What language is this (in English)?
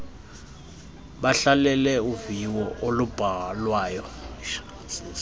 Xhosa